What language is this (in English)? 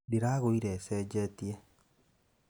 Kikuyu